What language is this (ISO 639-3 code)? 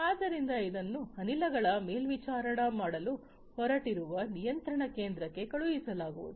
kan